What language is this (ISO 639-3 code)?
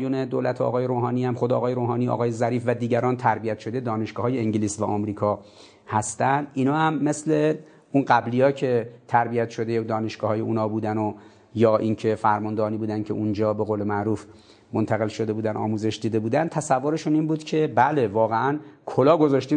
fas